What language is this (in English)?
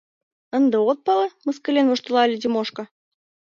Mari